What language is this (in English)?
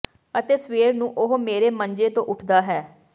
Punjabi